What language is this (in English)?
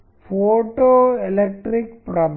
Telugu